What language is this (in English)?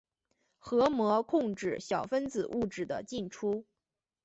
Chinese